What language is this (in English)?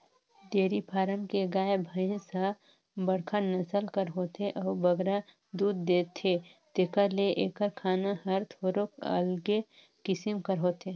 Chhattisgarhi